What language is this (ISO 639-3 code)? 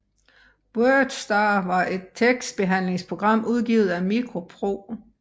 dan